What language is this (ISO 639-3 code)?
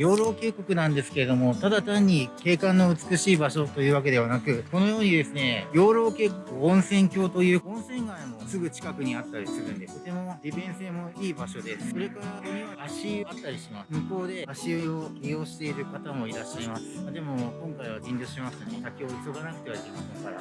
jpn